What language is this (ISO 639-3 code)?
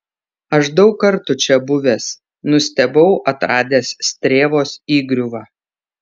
lit